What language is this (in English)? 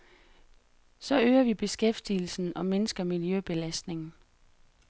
Danish